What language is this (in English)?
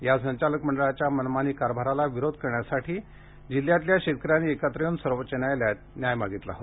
Marathi